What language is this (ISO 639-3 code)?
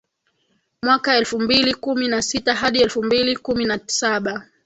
swa